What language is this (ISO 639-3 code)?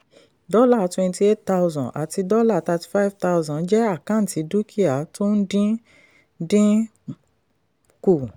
yor